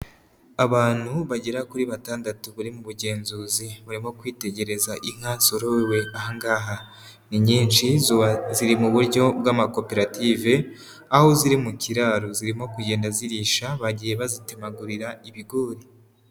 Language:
Kinyarwanda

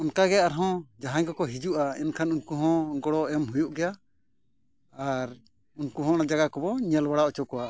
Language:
Santali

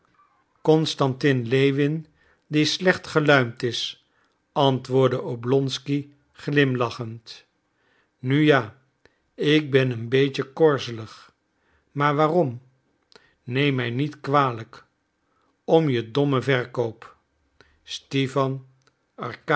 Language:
Dutch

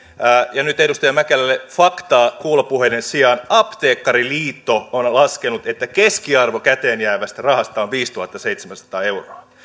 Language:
Finnish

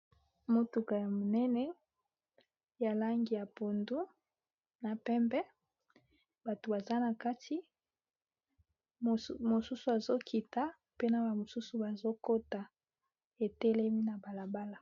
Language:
Lingala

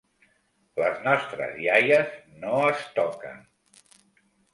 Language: Catalan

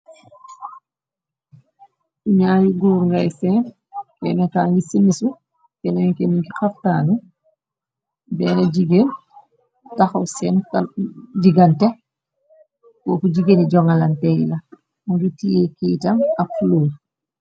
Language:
Wolof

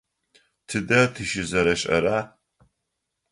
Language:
Adyghe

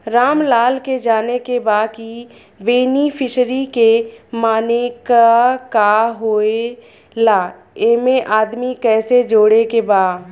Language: Bhojpuri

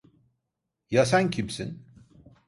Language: Turkish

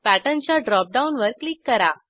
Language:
Marathi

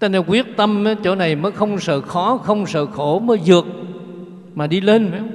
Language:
Vietnamese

